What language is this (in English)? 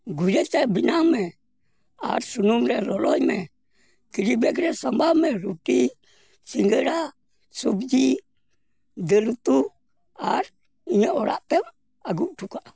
Santali